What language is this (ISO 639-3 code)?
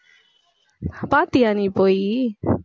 tam